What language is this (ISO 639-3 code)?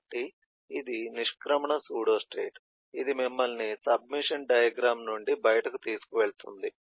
tel